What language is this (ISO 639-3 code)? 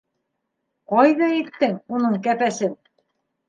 bak